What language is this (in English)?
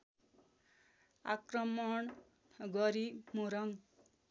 Nepali